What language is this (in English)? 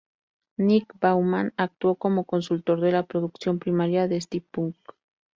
Spanish